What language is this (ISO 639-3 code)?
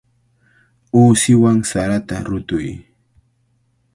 qvl